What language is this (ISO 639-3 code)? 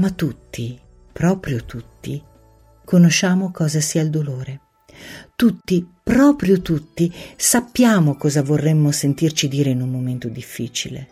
ita